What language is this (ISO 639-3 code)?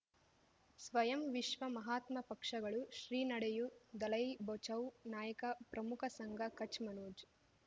kan